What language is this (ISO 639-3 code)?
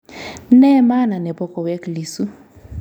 kln